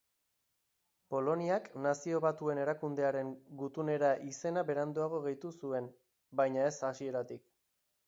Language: Basque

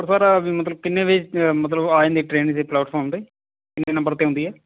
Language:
Punjabi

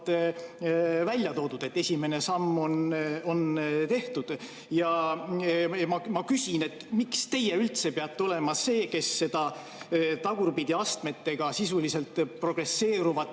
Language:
Estonian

